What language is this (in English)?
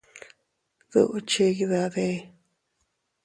Teutila Cuicatec